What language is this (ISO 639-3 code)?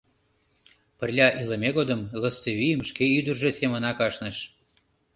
chm